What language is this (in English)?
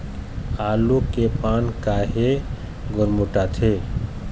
Chhattisgarhi